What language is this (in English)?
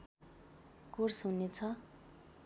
Nepali